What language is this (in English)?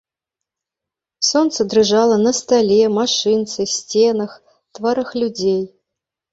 Belarusian